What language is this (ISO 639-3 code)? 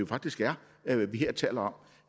dan